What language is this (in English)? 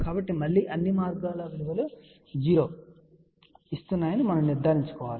Telugu